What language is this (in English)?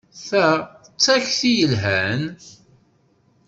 Kabyle